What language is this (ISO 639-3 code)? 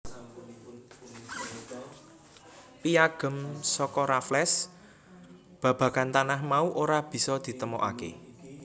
jav